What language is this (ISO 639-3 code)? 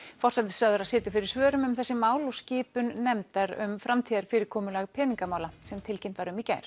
isl